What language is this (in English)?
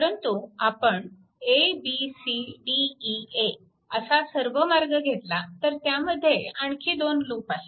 Marathi